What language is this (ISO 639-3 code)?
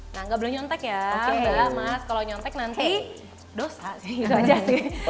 ind